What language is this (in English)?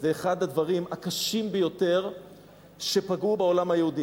Hebrew